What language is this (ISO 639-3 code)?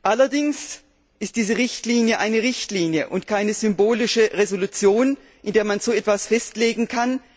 deu